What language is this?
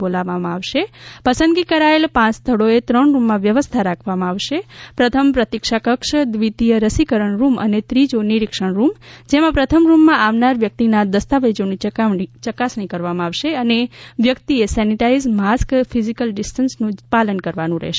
Gujarati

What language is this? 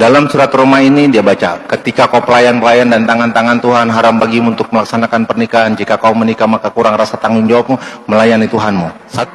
Indonesian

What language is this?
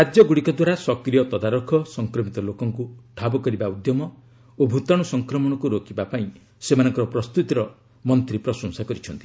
Odia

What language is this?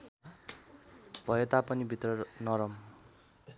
Nepali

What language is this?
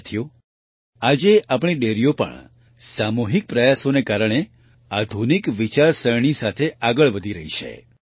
Gujarati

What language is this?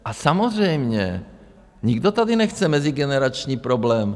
Czech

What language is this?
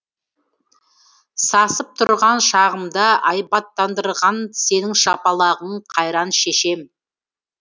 Kazakh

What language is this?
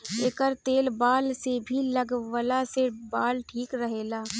Bhojpuri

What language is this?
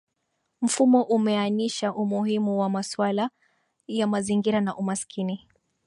Swahili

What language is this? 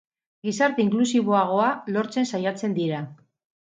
Basque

